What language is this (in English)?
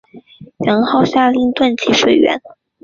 Chinese